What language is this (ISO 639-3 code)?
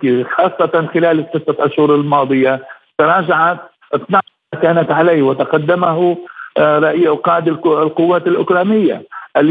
ara